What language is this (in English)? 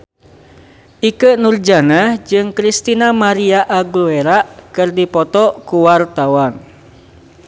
Sundanese